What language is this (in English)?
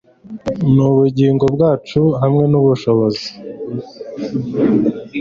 Kinyarwanda